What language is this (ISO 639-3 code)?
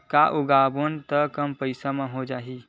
hne